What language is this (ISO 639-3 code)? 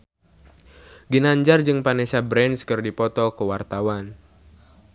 sun